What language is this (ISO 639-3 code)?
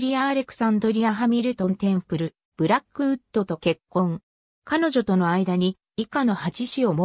jpn